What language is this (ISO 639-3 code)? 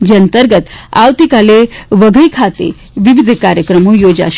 guj